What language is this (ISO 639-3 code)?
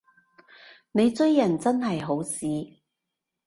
yue